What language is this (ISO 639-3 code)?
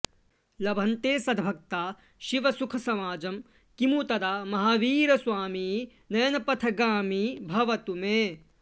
san